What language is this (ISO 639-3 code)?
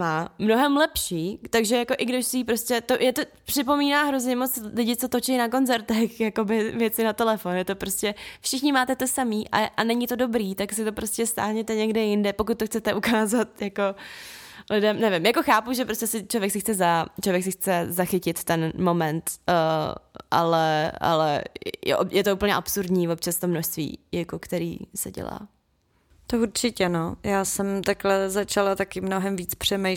ces